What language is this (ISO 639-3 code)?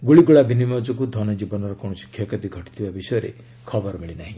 ori